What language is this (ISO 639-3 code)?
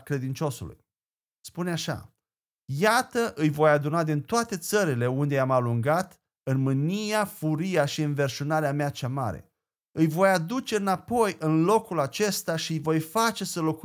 ron